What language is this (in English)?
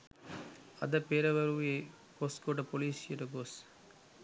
Sinhala